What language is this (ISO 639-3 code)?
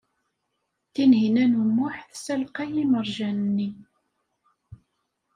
kab